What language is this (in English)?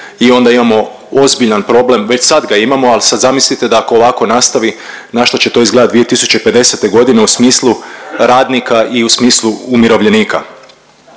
Croatian